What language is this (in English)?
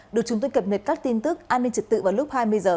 Vietnamese